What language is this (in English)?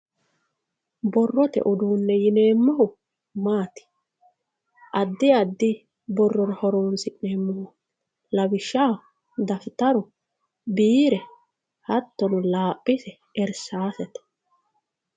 Sidamo